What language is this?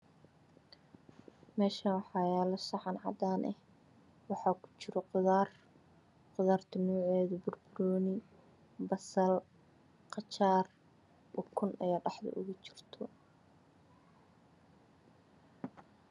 Somali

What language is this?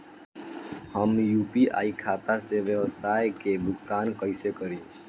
Bhojpuri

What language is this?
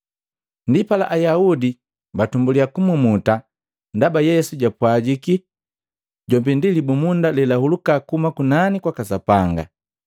Matengo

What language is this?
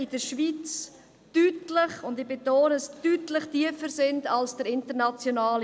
Swiss German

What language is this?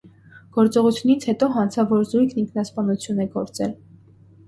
Armenian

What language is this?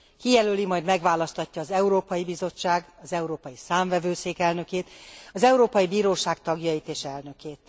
Hungarian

